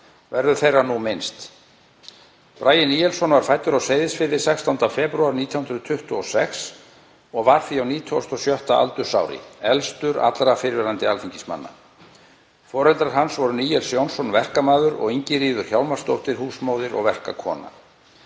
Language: Icelandic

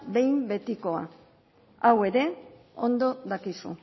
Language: Basque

